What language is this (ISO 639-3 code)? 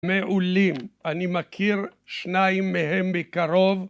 heb